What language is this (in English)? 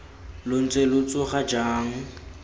Tswana